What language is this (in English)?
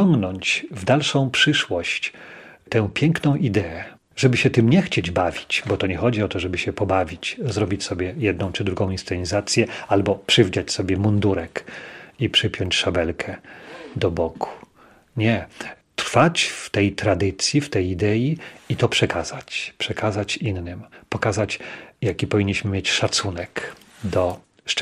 Polish